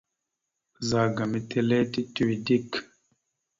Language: Mada (Cameroon)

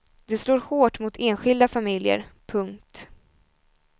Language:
Swedish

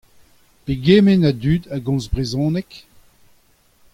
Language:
Breton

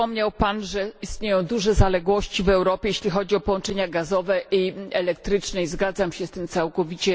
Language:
Polish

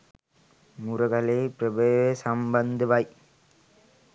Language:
Sinhala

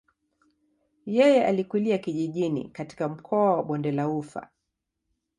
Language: Swahili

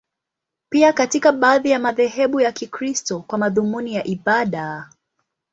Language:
Swahili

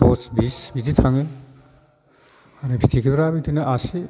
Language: Bodo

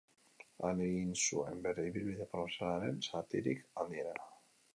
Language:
Basque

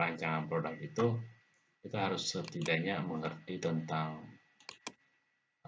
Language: Indonesian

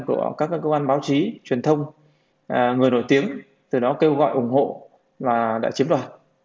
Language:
Vietnamese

